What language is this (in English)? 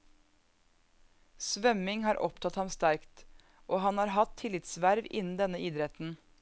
Norwegian